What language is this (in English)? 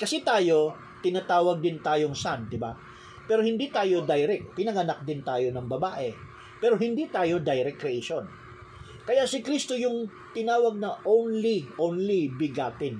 Filipino